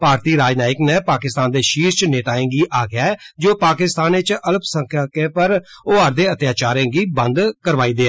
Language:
Dogri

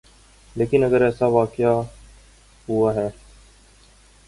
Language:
Urdu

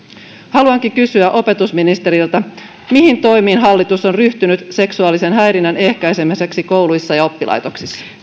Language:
Finnish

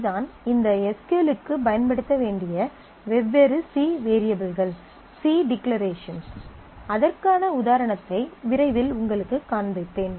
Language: Tamil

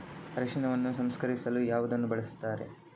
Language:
Kannada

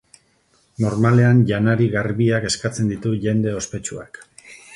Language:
Basque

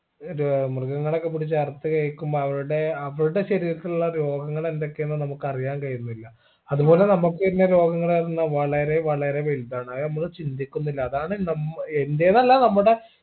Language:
Malayalam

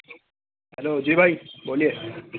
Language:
Urdu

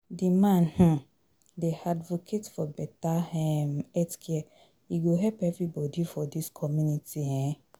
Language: Nigerian Pidgin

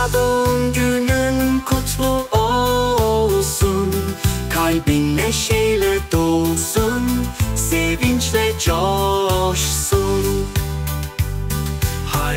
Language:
Turkish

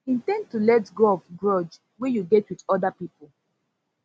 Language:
Nigerian Pidgin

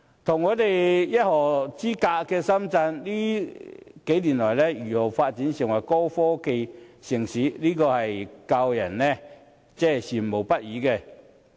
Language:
Cantonese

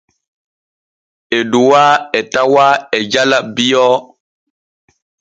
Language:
Borgu Fulfulde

